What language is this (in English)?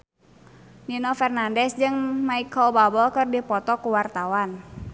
Sundanese